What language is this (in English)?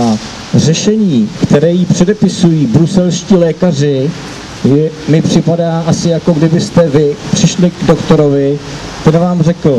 Czech